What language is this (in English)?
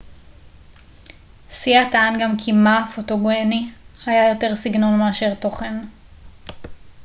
Hebrew